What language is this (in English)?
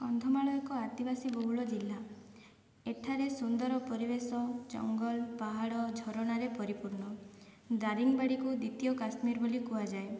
Odia